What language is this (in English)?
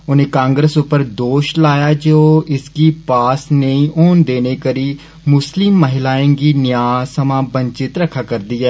Dogri